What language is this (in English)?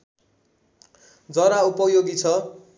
Nepali